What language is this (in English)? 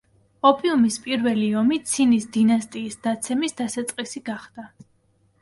Georgian